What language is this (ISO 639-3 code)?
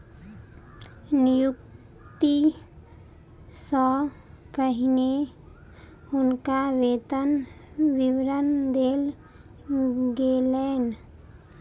mai